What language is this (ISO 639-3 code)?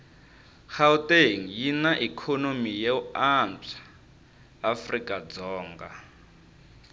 tso